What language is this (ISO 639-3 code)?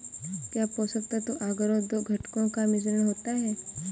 hin